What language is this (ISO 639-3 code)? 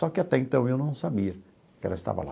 por